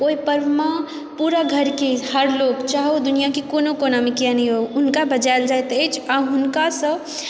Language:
Maithili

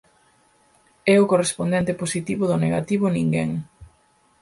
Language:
Galician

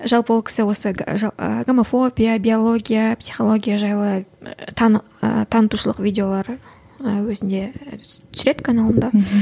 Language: Kazakh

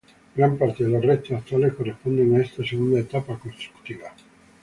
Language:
Spanish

